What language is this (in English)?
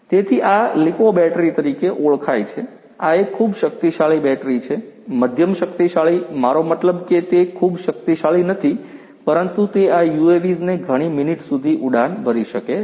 Gujarati